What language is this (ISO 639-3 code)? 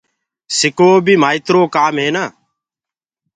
ggg